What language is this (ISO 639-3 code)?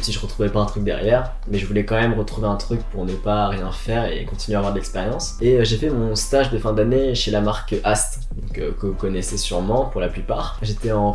fra